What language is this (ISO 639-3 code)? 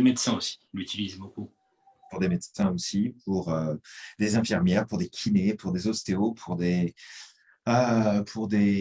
fra